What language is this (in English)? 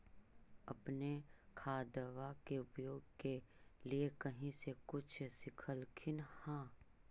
Magahi